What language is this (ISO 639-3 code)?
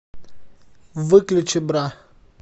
rus